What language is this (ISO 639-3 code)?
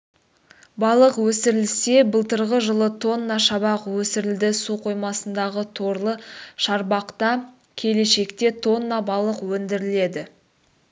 kaz